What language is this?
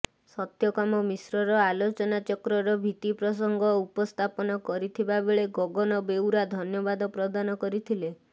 Odia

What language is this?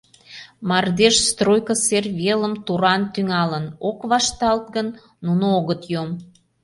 Mari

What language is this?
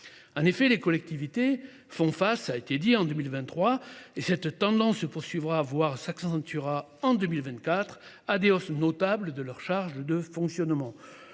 French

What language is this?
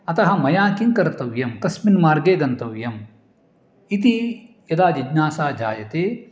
Sanskrit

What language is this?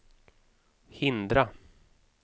Swedish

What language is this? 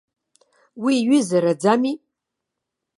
Abkhazian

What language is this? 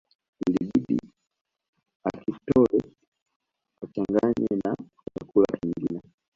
Swahili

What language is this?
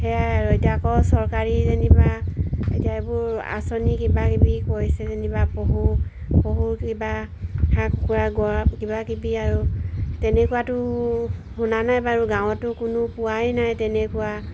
Assamese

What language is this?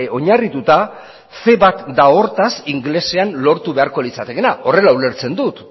Basque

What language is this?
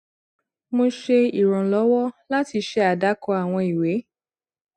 Yoruba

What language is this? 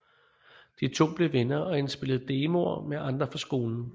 Danish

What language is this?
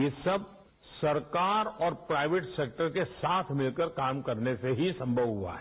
Hindi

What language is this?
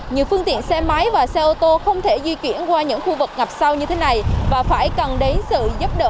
Vietnamese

